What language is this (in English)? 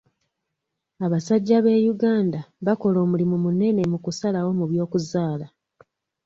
Ganda